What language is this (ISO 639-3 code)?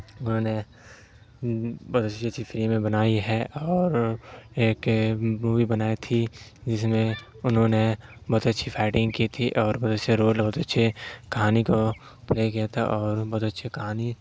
urd